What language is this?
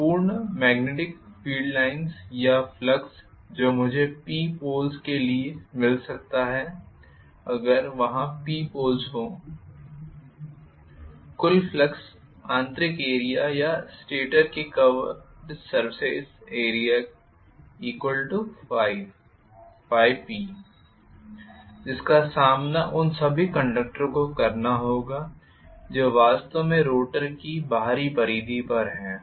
Hindi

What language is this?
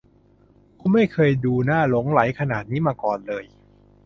Thai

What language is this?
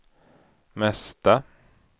Swedish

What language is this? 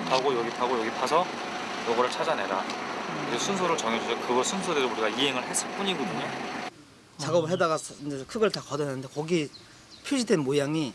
Korean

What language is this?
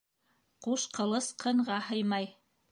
Bashkir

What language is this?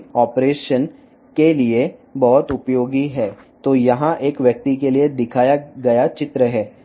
Telugu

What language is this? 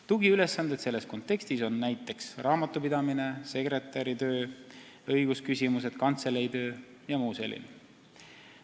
Estonian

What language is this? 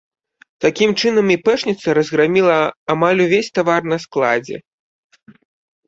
Belarusian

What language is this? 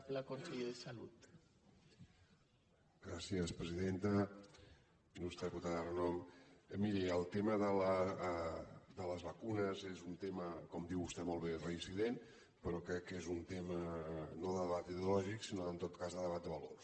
Catalan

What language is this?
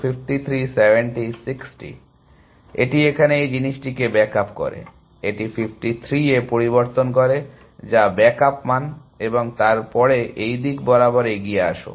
Bangla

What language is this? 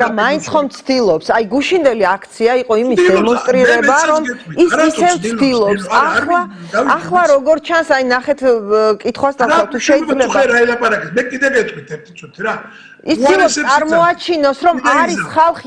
Italian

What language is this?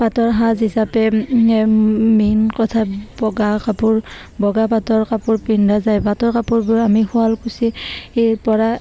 Assamese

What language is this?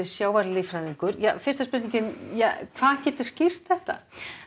Icelandic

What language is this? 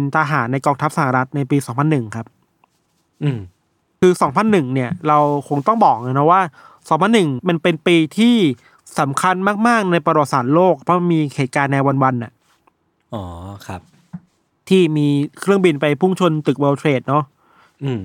Thai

